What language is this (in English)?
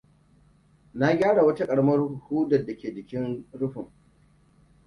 Hausa